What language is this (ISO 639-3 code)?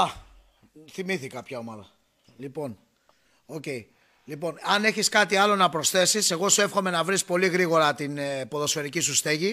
ell